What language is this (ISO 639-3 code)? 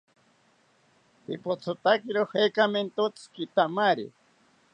cpy